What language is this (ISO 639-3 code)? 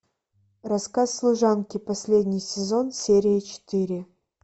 rus